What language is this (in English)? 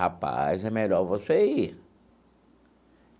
Portuguese